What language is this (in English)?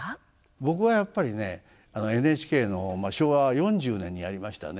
Japanese